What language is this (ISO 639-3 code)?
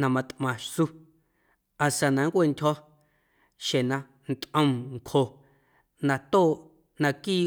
amu